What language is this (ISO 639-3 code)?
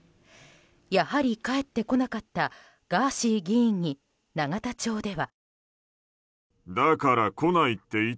jpn